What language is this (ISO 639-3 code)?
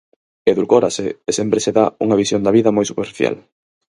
glg